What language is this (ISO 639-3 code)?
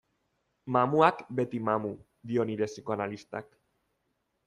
eus